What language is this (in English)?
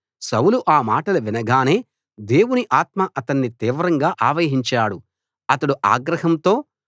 Telugu